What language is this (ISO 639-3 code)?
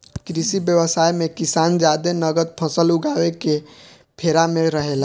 bho